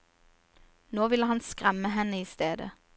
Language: Norwegian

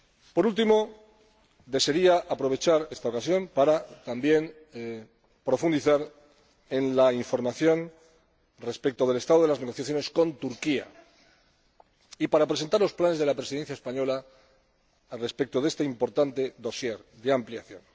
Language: Spanish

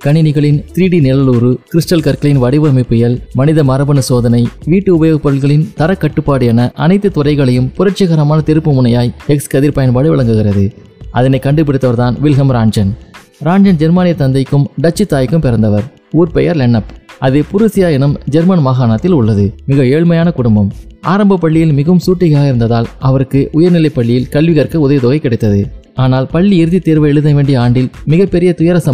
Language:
Tamil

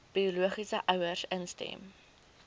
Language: Afrikaans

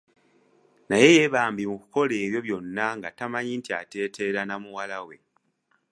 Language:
Ganda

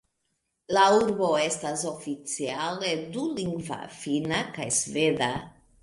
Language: Esperanto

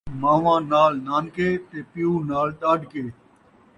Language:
Saraiki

